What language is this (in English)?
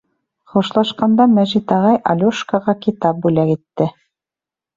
Bashkir